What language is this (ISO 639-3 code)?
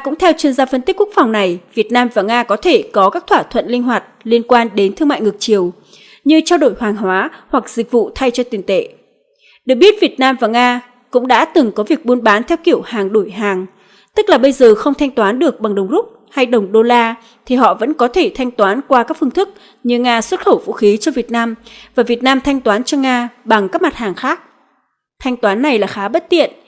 vie